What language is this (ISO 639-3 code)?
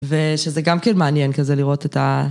heb